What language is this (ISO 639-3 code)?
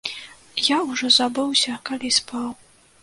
bel